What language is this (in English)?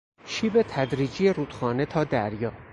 Persian